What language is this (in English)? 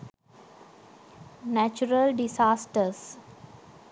Sinhala